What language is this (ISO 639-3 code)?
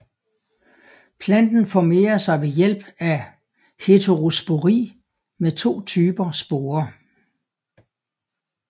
dan